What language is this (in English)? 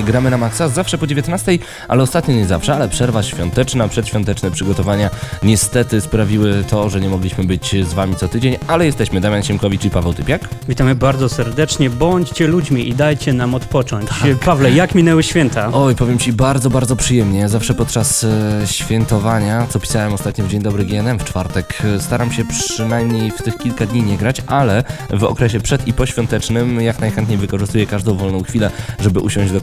Polish